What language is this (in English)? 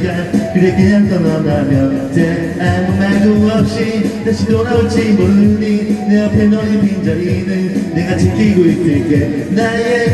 Turkish